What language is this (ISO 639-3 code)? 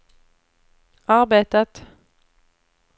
swe